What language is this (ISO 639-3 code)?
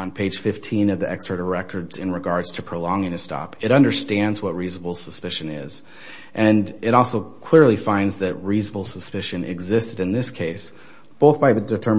eng